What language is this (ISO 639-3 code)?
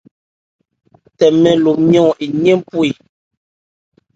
ebr